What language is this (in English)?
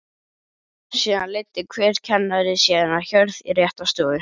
Icelandic